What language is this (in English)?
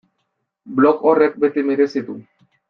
Basque